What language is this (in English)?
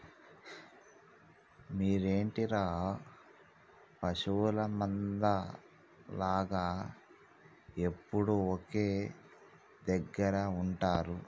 Telugu